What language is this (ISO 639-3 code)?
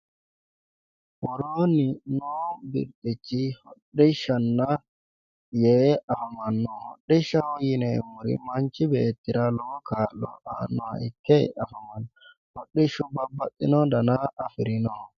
sid